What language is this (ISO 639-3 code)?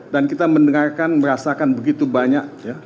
ind